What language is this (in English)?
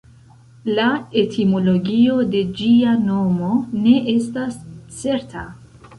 Esperanto